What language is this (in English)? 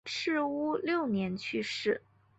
Chinese